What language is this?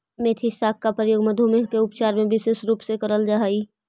Magahi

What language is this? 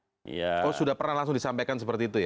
Indonesian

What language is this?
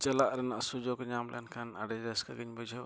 Santali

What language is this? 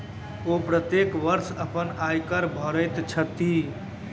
Maithili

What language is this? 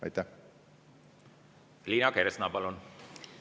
Estonian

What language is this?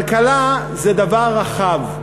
Hebrew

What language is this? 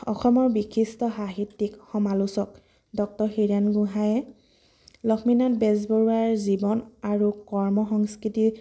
Assamese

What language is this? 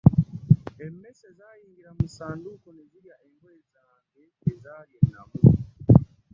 Ganda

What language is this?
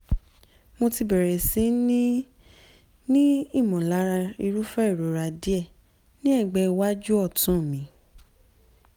Yoruba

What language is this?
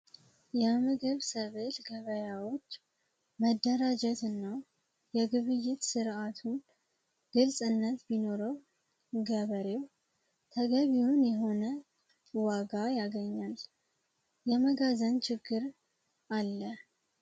Amharic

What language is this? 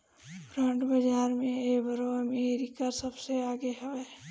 Bhojpuri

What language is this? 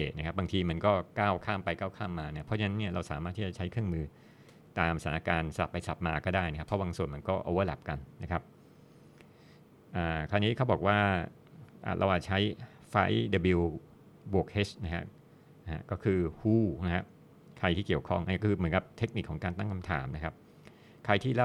Thai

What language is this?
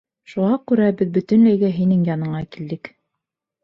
Bashkir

